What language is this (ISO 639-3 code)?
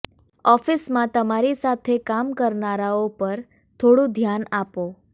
guj